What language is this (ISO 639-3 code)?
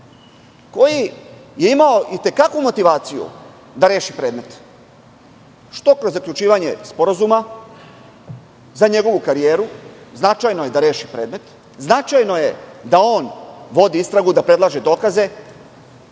srp